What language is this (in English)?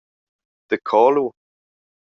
Romansh